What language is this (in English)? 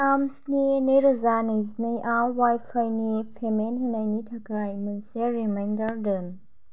Bodo